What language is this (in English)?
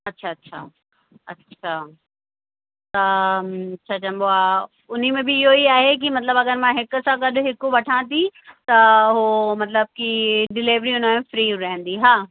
Sindhi